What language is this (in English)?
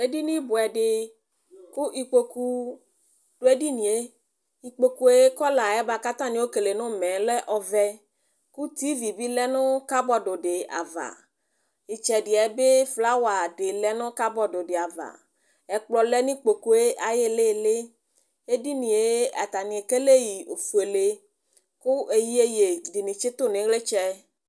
Ikposo